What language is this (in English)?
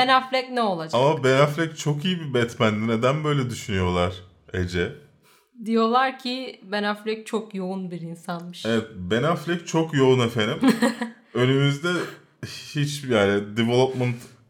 Turkish